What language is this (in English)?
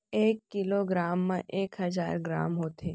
Chhattisgarhi